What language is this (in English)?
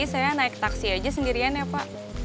Indonesian